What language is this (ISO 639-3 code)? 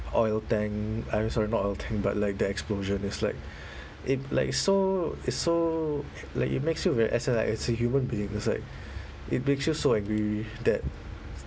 eng